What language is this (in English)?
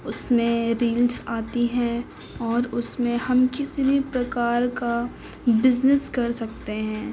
Urdu